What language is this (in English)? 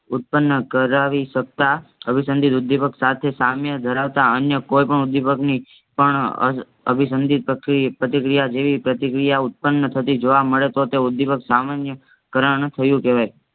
Gujarati